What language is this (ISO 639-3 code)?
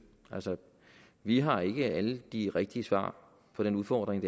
dan